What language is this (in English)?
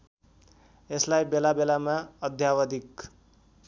Nepali